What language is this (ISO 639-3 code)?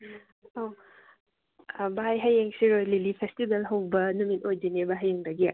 mni